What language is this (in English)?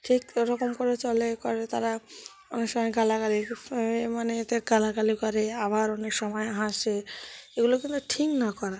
Bangla